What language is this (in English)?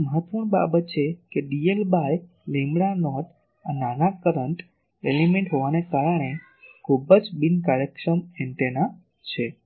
Gujarati